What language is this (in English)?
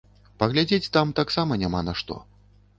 Belarusian